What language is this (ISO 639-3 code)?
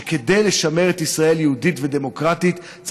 heb